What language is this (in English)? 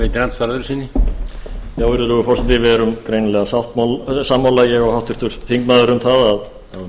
Icelandic